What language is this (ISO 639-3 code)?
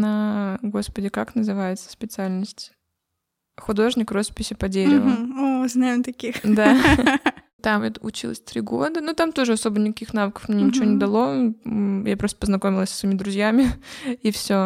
rus